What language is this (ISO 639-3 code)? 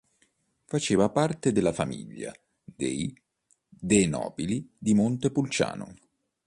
ita